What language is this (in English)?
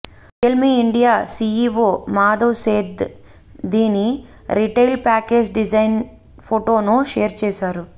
Telugu